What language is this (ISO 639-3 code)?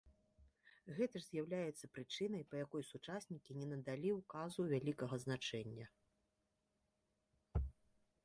bel